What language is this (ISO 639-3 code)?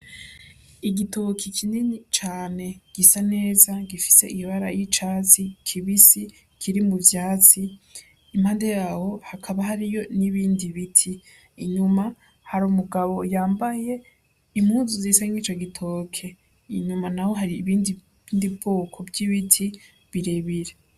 run